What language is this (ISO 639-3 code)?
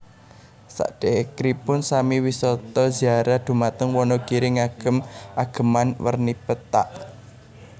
jav